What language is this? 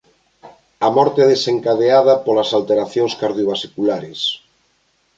Galician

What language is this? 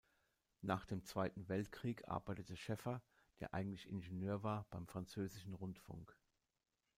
German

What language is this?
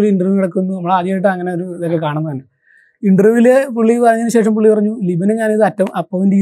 Malayalam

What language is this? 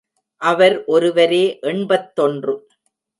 Tamil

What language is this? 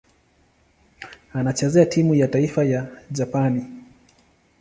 Swahili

